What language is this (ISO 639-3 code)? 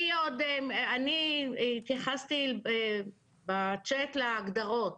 heb